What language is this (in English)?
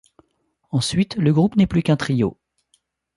French